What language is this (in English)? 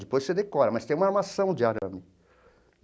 Portuguese